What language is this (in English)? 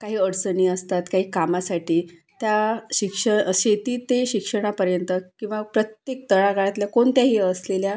Marathi